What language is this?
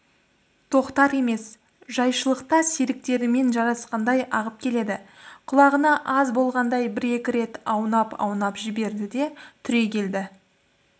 Kazakh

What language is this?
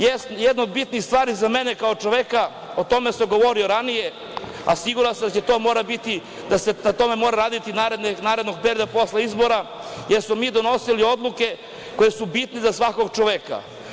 Serbian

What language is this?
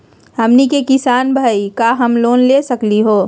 Magahi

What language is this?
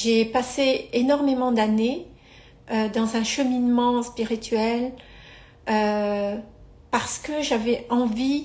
French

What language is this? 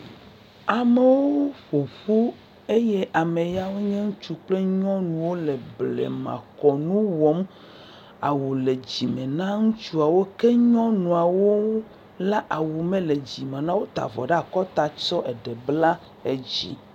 Ewe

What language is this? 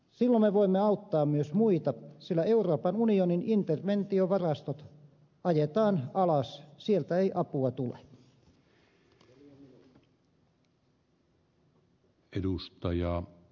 Finnish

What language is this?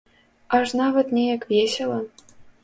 Belarusian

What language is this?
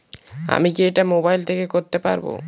Bangla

